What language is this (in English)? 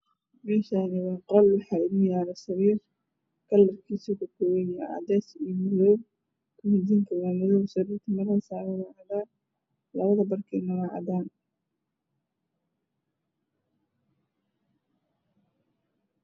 Somali